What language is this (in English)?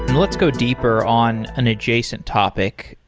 English